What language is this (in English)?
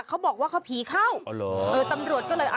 Thai